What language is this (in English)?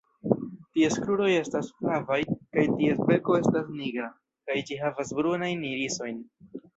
Esperanto